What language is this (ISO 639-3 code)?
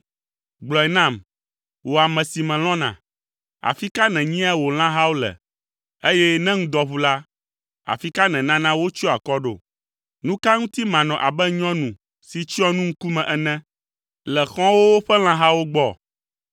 ewe